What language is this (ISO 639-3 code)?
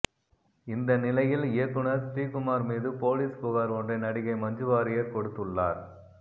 tam